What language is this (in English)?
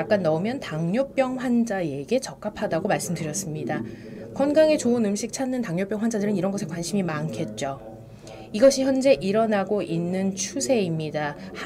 Korean